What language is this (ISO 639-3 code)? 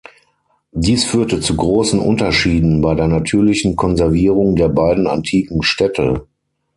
deu